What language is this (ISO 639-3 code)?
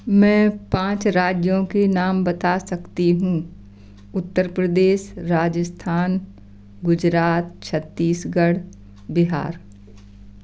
hin